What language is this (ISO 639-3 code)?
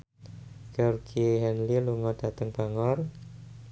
jav